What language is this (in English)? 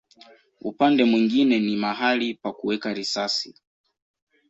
Swahili